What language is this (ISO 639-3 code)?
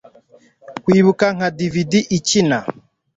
kin